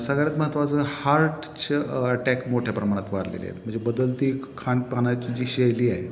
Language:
Marathi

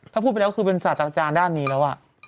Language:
Thai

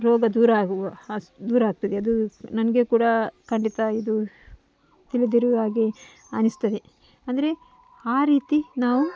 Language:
Kannada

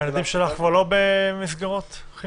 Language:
Hebrew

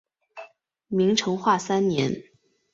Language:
Chinese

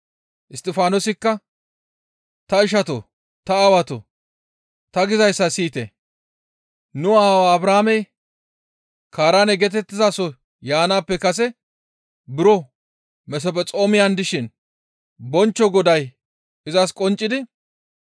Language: Gamo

